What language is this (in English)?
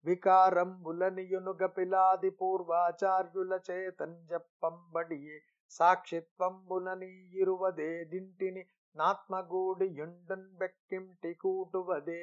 Telugu